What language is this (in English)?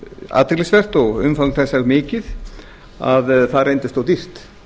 Icelandic